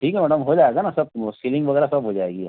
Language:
Hindi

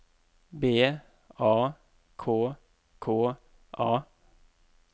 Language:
Norwegian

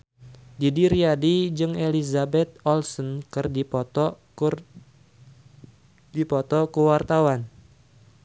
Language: Sundanese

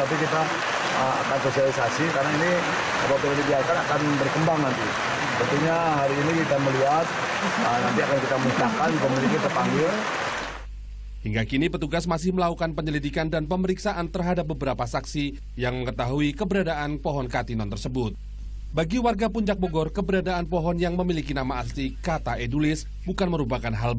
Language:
Indonesian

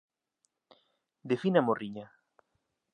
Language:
Galician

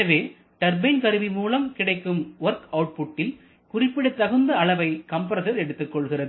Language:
Tamil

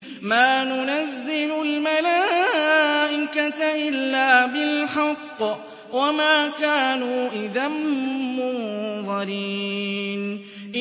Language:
Arabic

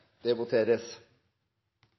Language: Norwegian Bokmål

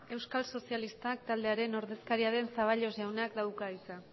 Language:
Basque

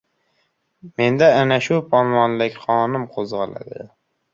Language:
Uzbek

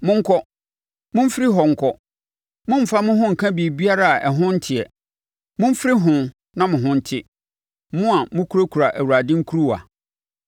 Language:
Akan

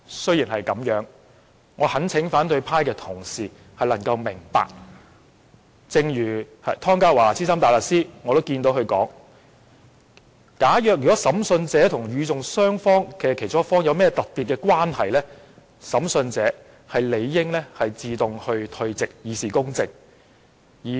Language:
Cantonese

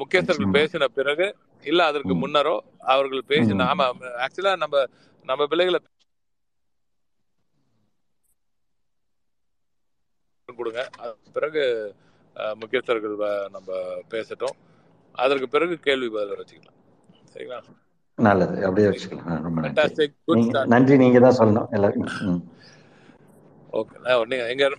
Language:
Tamil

